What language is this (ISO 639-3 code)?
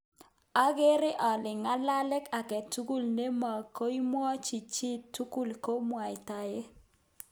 kln